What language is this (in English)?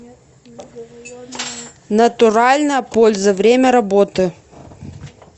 Russian